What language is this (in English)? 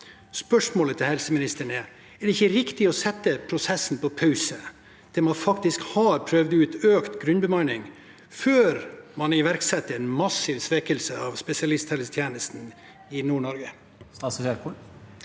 Norwegian